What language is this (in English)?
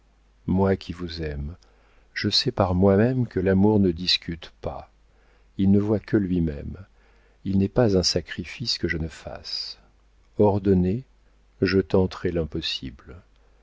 French